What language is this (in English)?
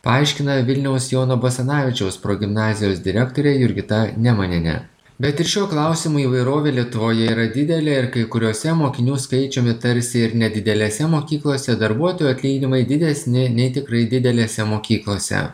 Lithuanian